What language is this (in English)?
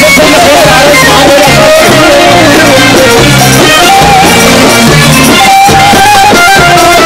Arabic